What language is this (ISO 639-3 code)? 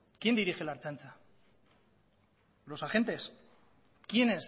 spa